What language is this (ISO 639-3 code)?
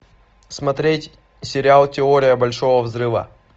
rus